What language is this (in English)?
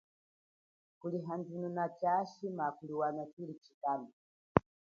Chokwe